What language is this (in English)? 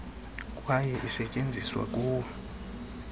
Xhosa